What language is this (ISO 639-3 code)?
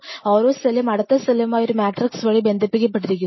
mal